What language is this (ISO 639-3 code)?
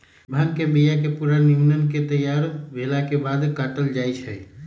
mag